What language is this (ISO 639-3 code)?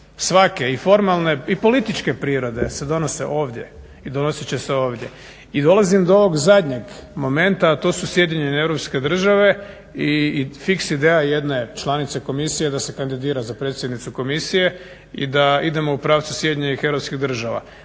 hrv